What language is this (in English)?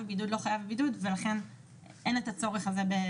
Hebrew